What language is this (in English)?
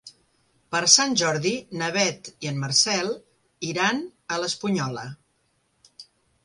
Catalan